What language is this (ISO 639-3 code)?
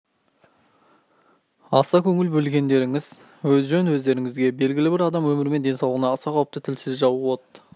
kaz